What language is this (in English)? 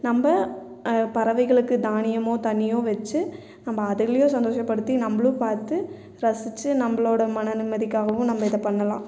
Tamil